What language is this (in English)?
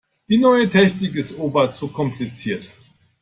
German